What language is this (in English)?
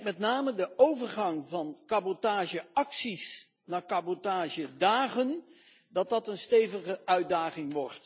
Dutch